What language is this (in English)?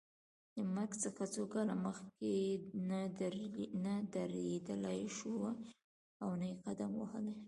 Pashto